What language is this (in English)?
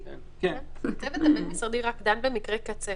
Hebrew